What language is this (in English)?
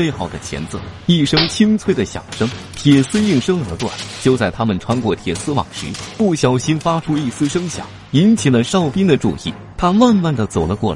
Chinese